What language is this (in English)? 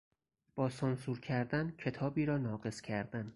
Persian